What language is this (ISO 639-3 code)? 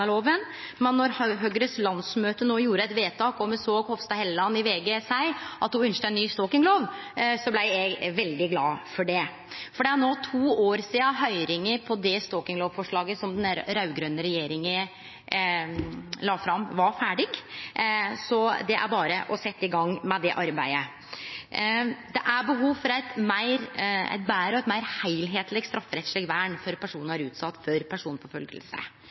nno